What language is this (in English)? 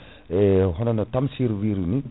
Fula